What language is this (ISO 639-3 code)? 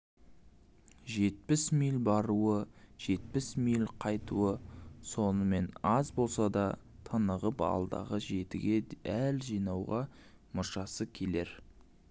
kaz